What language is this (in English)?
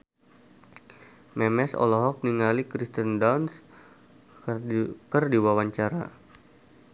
Sundanese